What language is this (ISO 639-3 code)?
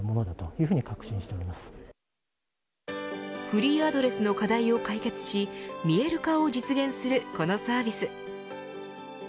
jpn